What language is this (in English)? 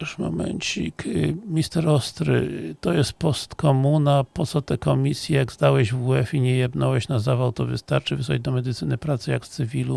Polish